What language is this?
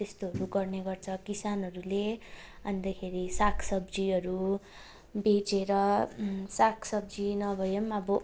Nepali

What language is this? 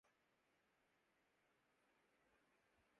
Urdu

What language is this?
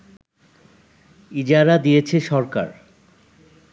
Bangla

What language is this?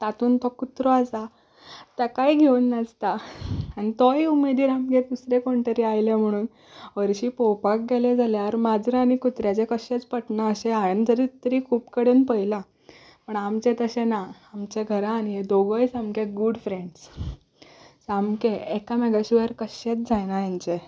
Konkani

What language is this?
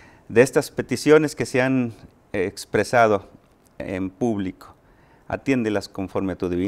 Spanish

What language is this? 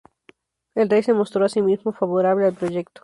Spanish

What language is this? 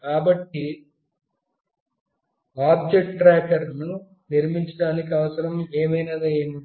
Telugu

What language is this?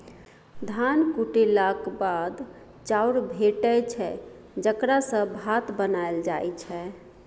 Maithili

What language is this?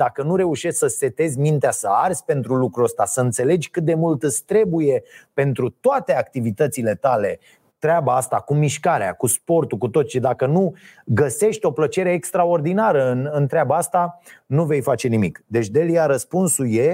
Romanian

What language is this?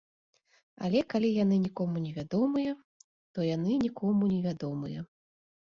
Belarusian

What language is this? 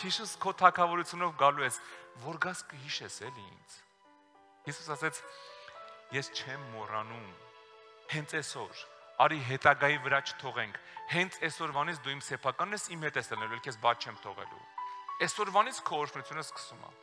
Romanian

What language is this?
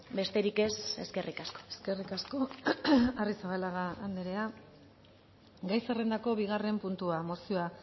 Basque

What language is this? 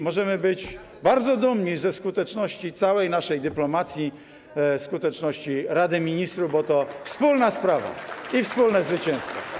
Polish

